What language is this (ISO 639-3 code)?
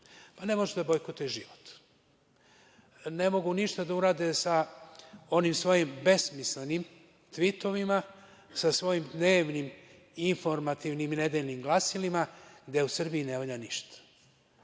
srp